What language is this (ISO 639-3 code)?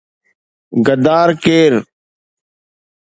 snd